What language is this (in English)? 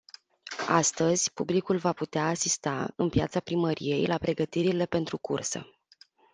Romanian